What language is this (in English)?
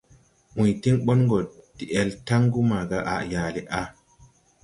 Tupuri